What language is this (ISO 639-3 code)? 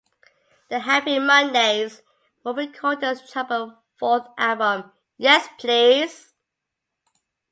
eng